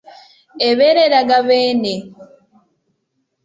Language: Ganda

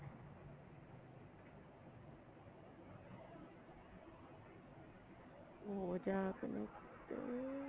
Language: Punjabi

